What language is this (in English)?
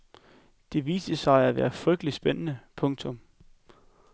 Danish